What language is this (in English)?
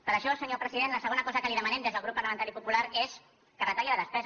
Catalan